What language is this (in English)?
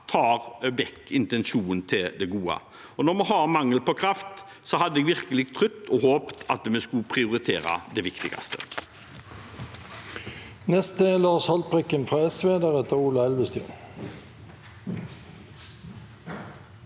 Norwegian